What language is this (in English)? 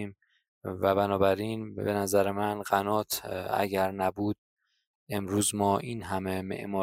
Persian